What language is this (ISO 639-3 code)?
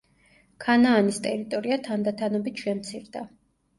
kat